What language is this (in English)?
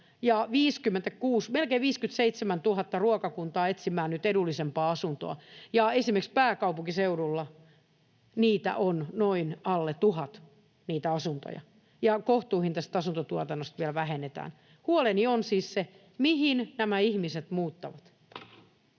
Finnish